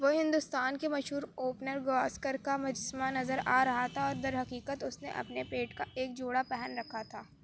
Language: Urdu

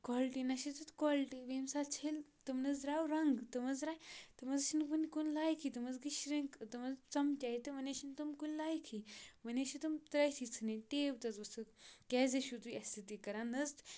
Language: Kashmiri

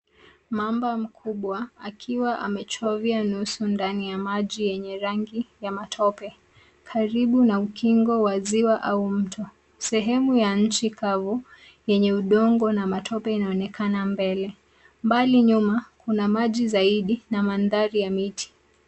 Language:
Swahili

